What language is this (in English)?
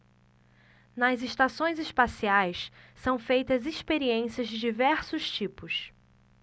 Portuguese